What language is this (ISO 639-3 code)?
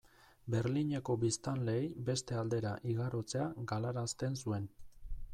eus